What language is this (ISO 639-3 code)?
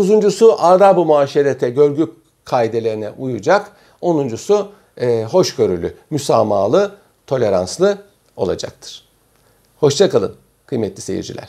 tur